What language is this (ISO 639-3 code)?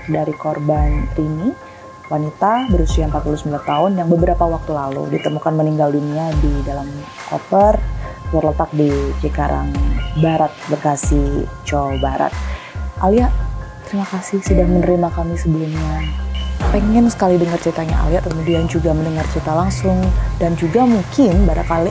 ind